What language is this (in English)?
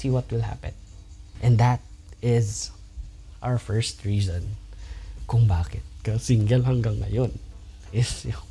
Filipino